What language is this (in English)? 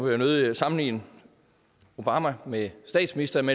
Danish